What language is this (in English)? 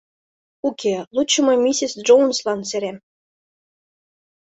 Mari